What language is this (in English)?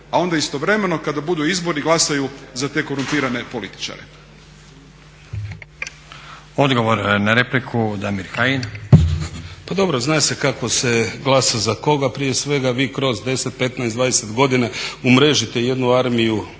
Croatian